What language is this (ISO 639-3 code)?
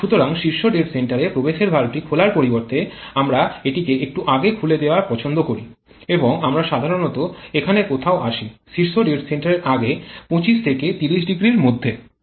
ben